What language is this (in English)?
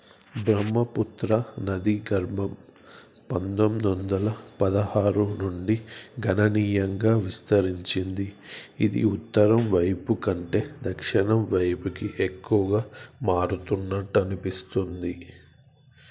Telugu